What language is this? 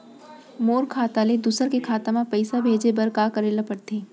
Chhattisgarhi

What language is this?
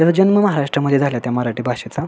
Marathi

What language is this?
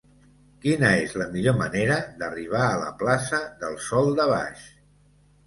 Catalan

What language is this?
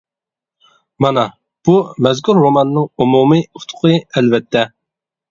Uyghur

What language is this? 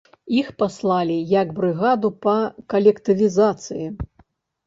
Belarusian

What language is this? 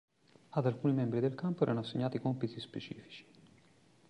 Italian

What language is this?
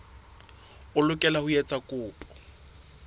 Southern Sotho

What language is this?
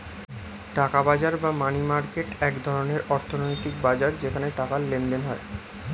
Bangla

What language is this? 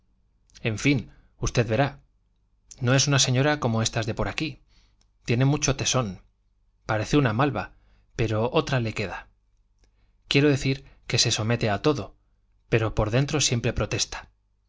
Spanish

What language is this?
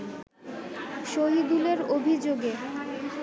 Bangla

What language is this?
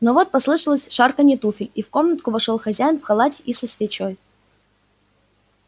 Russian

